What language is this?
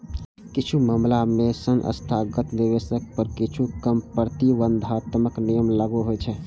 Maithili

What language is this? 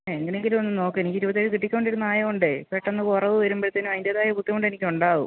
Malayalam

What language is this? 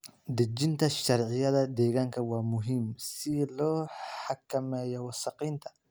Somali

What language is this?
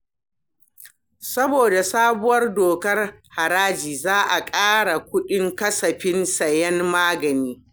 Hausa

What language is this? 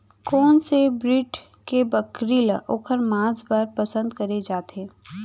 Chhattisgarhi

